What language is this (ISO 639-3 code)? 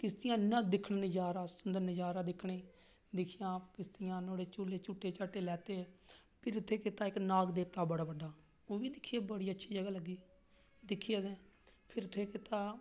doi